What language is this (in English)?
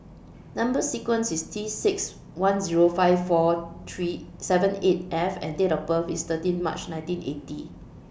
English